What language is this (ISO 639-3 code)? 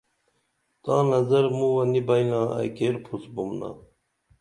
dml